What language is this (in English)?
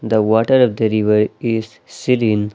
English